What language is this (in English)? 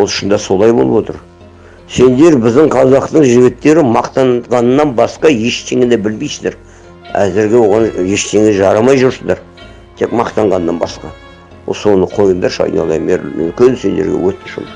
Kazakh